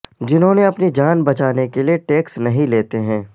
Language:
Urdu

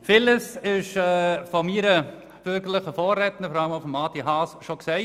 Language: Swiss German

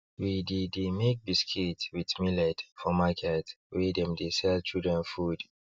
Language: Nigerian Pidgin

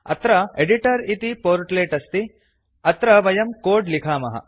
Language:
Sanskrit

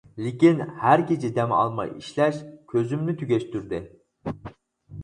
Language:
Uyghur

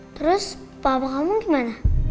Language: Indonesian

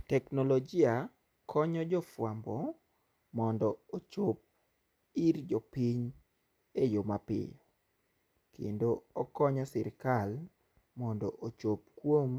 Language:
Luo (Kenya and Tanzania)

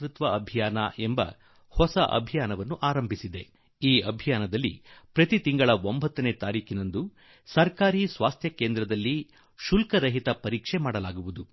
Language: Kannada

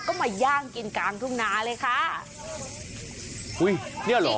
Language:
Thai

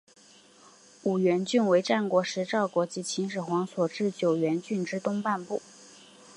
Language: Chinese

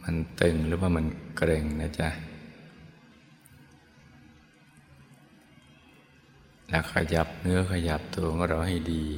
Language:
Thai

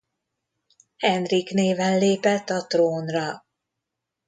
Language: Hungarian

